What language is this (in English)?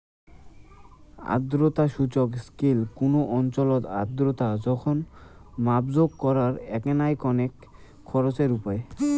Bangla